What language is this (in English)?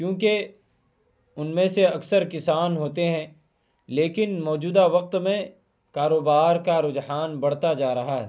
Urdu